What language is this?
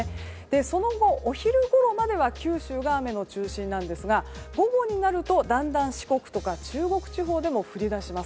Japanese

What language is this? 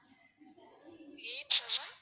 Tamil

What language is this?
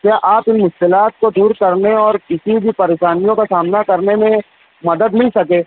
Urdu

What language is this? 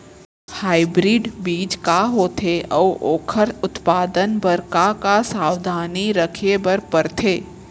Chhattisgarhi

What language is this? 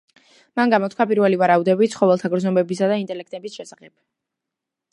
Georgian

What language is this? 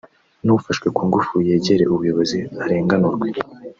Kinyarwanda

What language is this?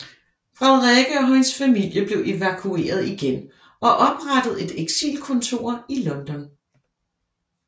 Danish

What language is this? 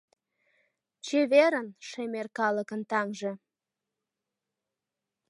Mari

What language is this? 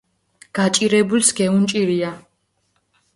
Mingrelian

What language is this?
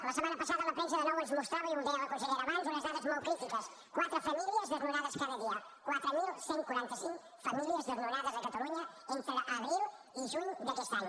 Catalan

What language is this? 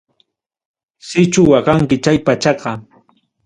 Ayacucho Quechua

